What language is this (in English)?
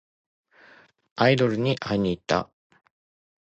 Japanese